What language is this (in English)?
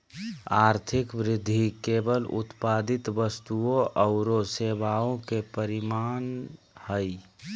Magahi